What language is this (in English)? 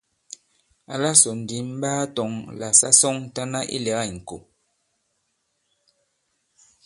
Bankon